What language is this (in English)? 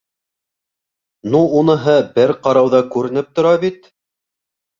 Bashkir